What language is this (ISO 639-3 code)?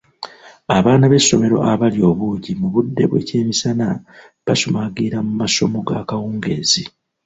lug